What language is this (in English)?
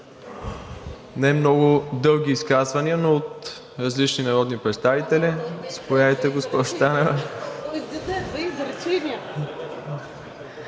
Bulgarian